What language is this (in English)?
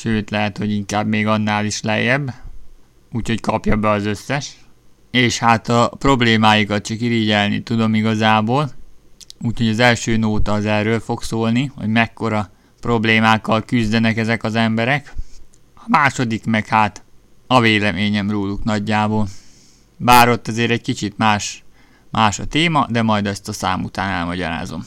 Hungarian